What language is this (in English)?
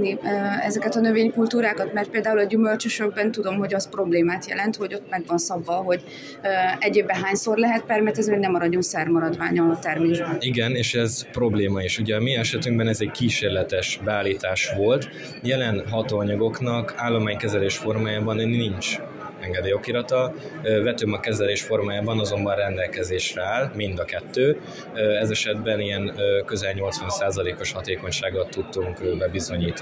Hungarian